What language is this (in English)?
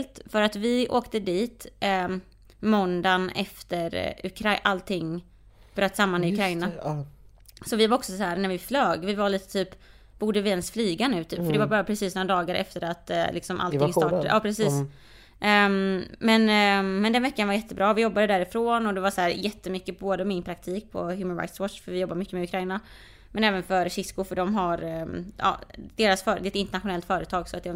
Swedish